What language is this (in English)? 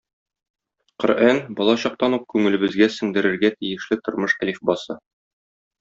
Tatar